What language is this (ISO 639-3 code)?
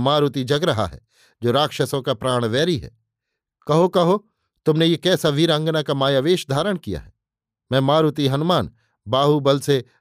hin